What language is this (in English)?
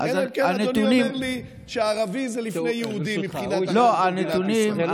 Hebrew